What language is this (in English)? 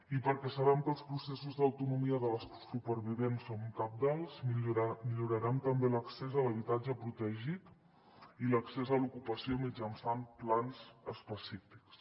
Catalan